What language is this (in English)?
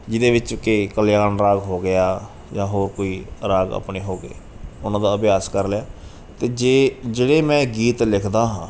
Punjabi